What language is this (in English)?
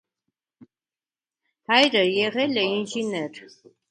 Armenian